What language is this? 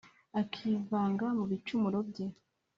Kinyarwanda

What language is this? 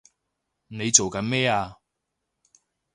Cantonese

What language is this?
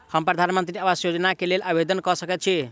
Maithili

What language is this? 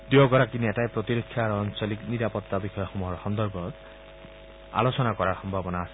Assamese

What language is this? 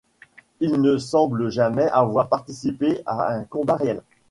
French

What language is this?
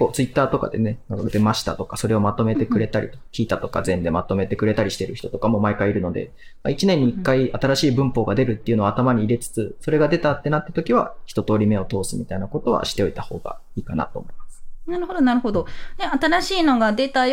Japanese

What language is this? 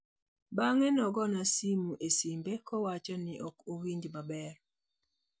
Luo (Kenya and Tanzania)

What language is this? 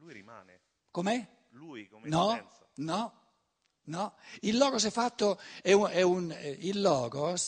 Italian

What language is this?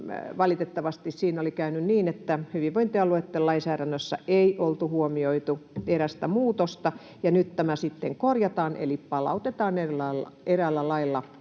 Finnish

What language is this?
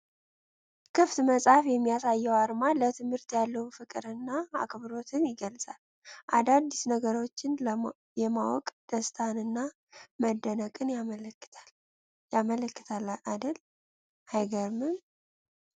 Amharic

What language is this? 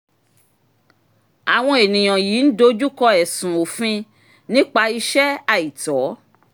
Yoruba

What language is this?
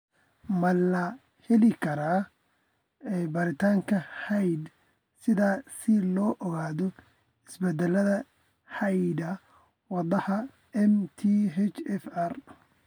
Somali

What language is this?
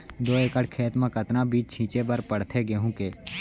Chhattisgarhi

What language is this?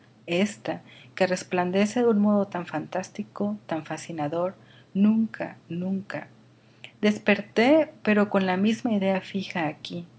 Spanish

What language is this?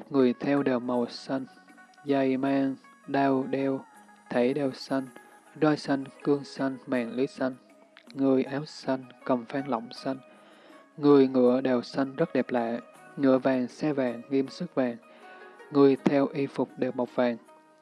Vietnamese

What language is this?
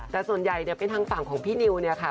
Thai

